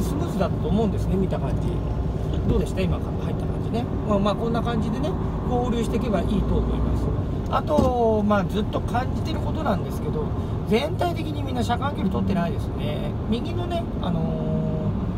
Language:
Japanese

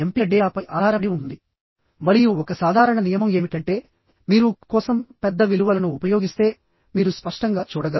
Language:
Telugu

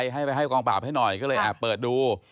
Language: Thai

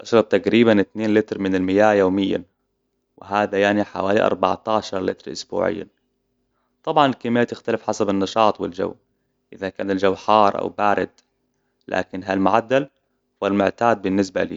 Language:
Hijazi Arabic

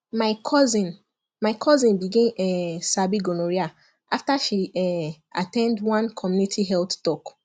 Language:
Nigerian Pidgin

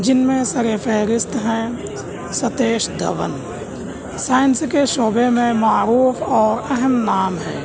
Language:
Urdu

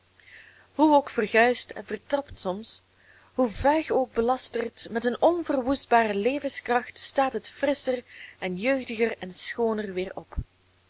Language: Dutch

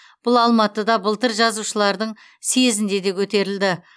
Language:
Kazakh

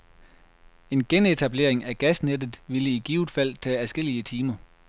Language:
Danish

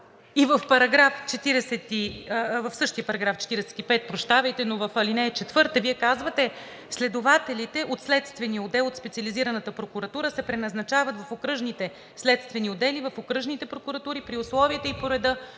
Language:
Bulgarian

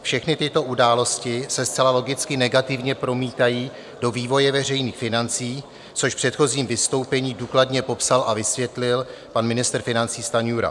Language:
Czech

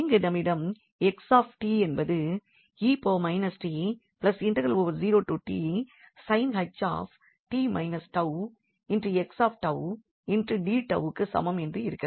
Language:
Tamil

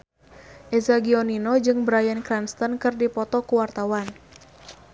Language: Sundanese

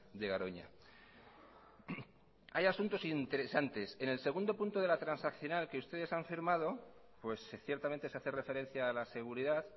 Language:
Spanish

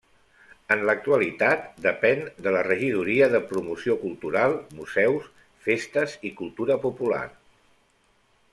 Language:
Catalan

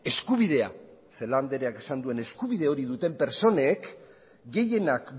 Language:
Basque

